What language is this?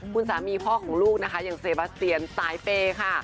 Thai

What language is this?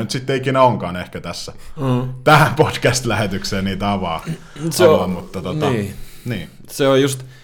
Finnish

